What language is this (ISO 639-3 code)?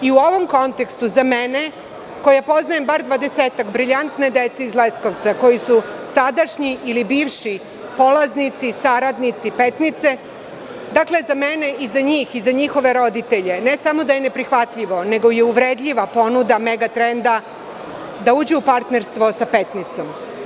srp